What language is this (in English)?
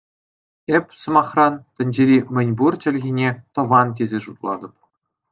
Chuvash